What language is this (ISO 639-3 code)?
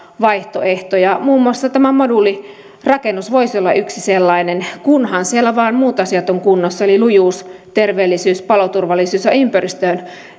fin